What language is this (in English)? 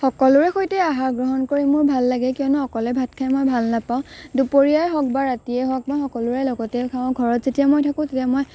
Assamese